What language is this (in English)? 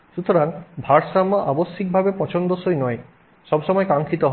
Bangla